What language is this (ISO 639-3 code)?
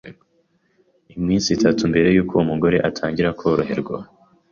kin